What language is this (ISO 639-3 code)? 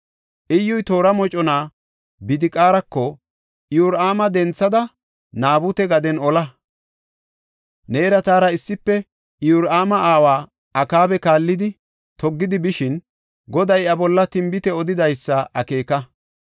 gof